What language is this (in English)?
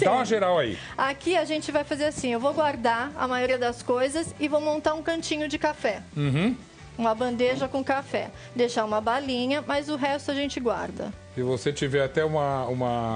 Portuguese